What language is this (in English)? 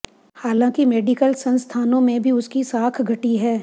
Hindi